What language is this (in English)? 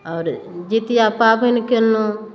Maithili